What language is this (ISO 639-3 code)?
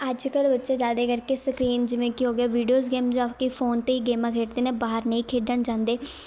pan